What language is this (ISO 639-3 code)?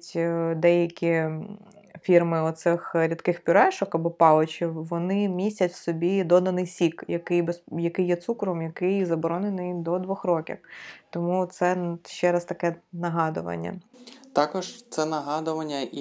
ukr